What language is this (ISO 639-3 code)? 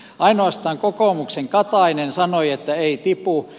fin